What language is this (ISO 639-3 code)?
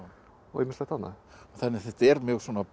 isl